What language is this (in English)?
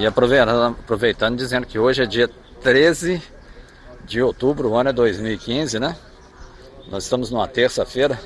Portuguese